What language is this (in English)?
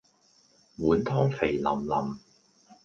Cantonese